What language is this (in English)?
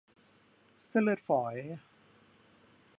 Thai